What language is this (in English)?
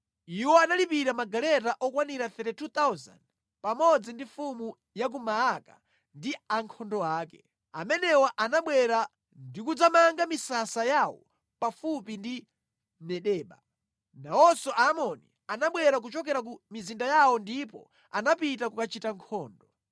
Nyanja